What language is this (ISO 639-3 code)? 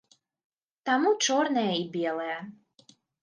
bel